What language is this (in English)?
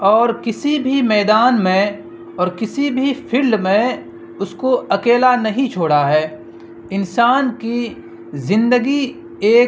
Urdu